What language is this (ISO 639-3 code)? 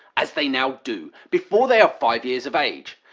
eng